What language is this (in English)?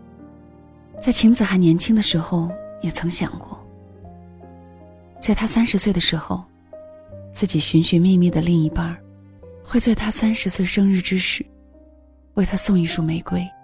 Chinese